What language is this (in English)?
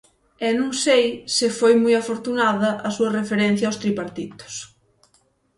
Galician